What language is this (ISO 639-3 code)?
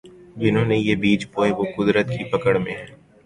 urd